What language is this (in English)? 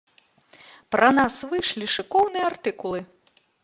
Belarusian